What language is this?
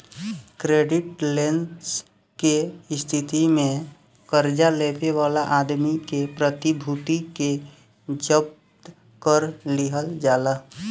Bhojpuri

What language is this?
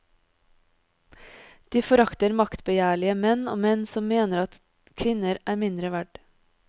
Norwegian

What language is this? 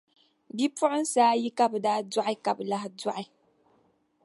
Dagbani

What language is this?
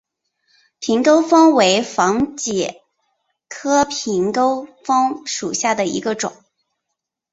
Chinese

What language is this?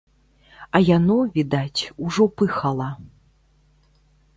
Belarusian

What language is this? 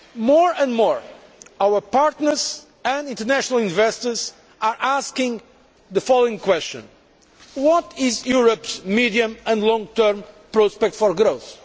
English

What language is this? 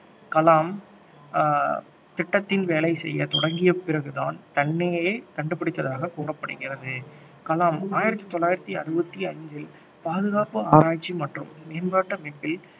Tamil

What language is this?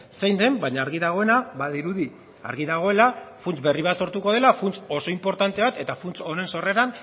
Basque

